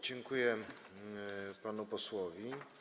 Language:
Polish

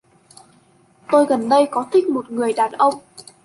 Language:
Vietnamese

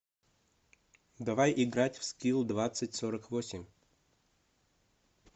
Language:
Russian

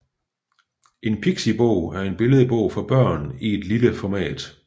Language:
Danish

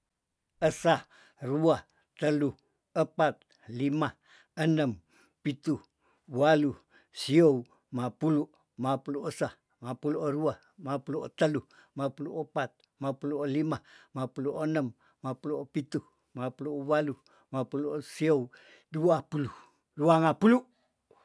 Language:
Tondano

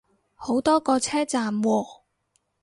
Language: Cantonese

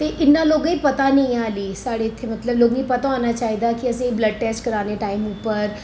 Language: Dogri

